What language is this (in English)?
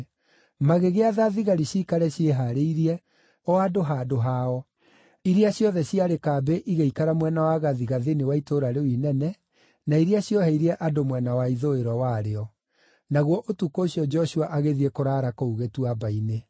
Kikuyu